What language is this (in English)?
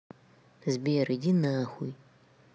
Russian